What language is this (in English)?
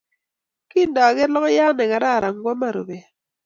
Kalenjin